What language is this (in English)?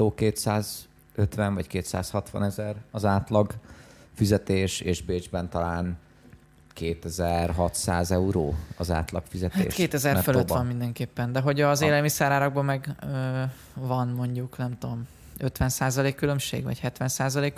Hungarian